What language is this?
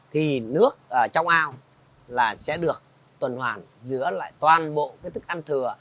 Vietnamese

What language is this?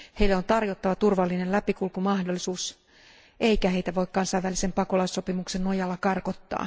Finnish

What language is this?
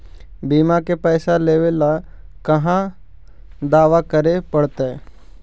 Magahi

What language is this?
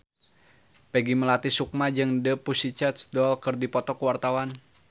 Sundanese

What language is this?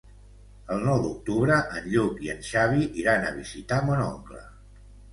Catalan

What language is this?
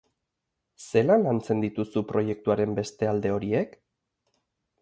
Basque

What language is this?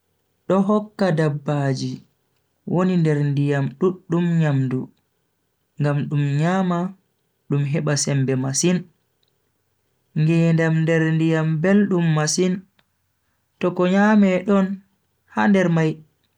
Bagirmi Fulfulde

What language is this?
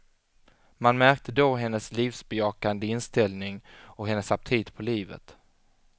Swedish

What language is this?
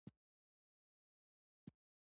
Pashto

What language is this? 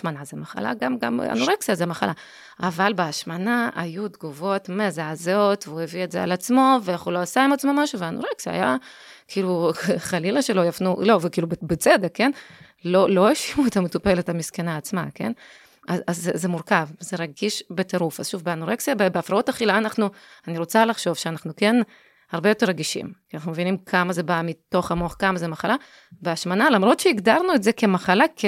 Hebrew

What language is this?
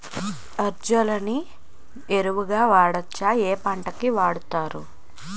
Telugu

